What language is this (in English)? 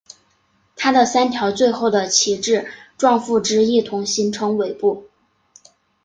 Chinese